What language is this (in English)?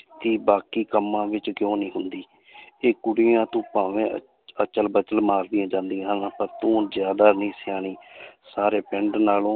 Punjabi